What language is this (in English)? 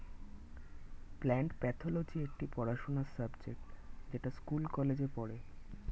Bangla